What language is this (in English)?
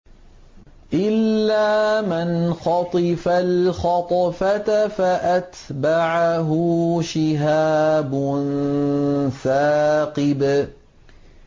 Arabic